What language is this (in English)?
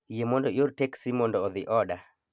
Luo (Kenya and Tanzania)